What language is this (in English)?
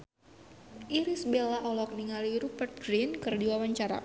Sundanese